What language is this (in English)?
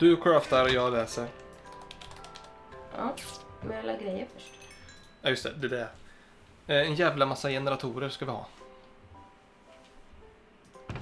Swedish